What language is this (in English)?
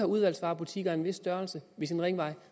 Danish